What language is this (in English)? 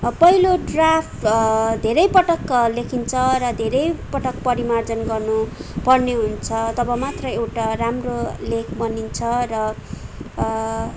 Nepali